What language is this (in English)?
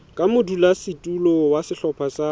Southern Sotho